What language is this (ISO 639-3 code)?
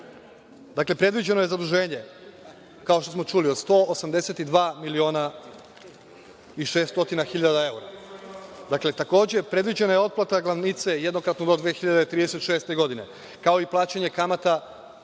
srp